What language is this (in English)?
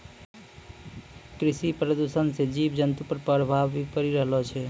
Maithili